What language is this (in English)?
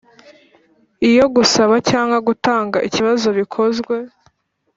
Kinyarwanda